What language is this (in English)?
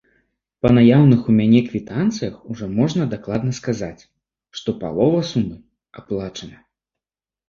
Belarusian